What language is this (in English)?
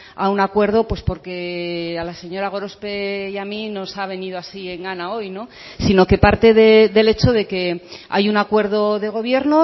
Spanish